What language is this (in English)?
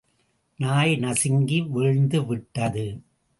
Tamil